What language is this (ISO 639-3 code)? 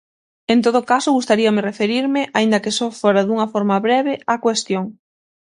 glg